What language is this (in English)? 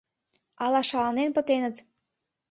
Mari